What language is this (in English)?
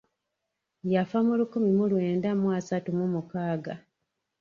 Ganda